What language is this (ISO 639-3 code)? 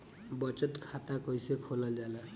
bho